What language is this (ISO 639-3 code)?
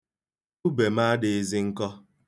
ibo